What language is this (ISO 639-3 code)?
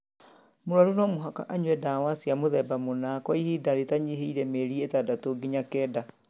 kik